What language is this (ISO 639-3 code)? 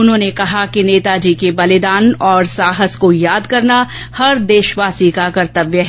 hin